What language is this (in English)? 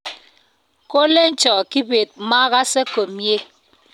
Kalenjin